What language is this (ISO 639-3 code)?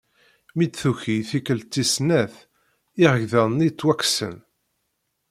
kab